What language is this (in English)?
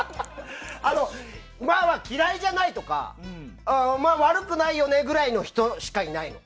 Japanese